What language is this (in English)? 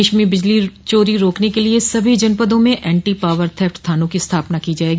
Hindi